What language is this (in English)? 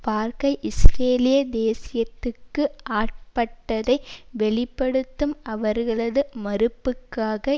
Tamil